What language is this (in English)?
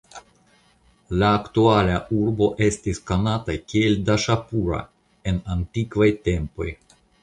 Esperanto